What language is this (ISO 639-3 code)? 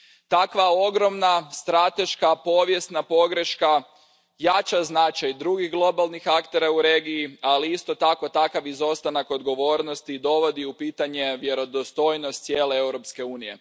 hrv